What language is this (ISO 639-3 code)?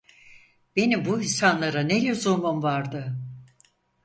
tur